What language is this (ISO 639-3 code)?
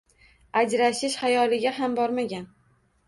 uzb